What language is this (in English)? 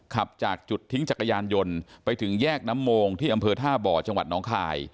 Thai